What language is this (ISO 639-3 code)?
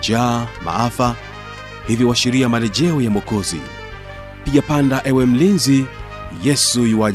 swa